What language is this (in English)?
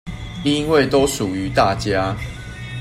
Chinese